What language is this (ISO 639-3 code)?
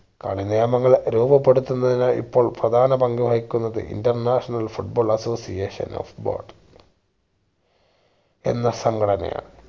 mal